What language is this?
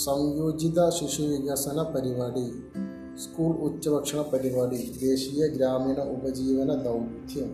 Malayalam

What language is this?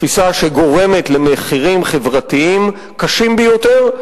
Hebrew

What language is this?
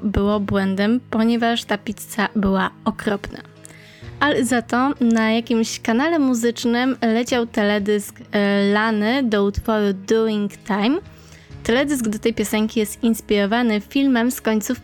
Polish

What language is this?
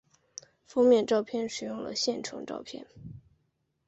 Chinese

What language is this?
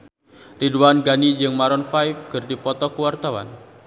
Sundanese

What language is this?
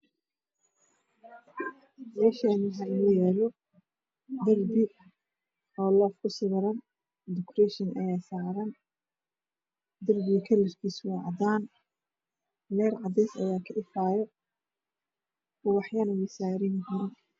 Somali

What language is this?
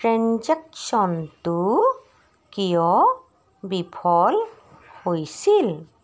Assamese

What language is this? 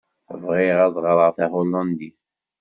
Kabyle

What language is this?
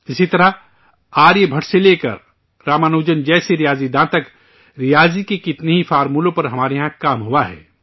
Urdu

